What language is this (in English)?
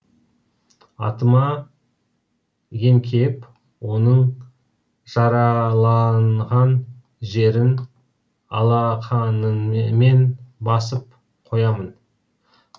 Kazakh